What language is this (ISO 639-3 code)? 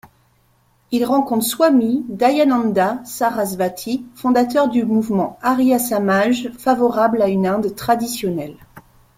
fra